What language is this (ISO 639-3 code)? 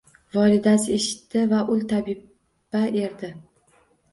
uzb